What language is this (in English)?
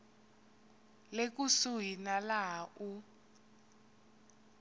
Tsonga